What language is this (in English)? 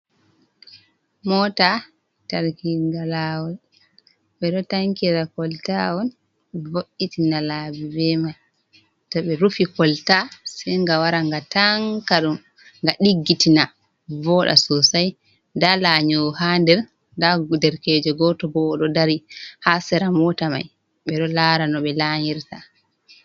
Fula